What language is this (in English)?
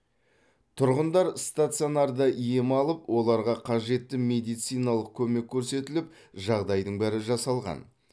Kazakh